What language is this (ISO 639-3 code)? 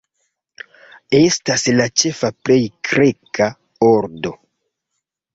epo